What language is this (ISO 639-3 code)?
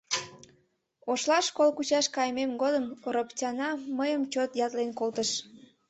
chm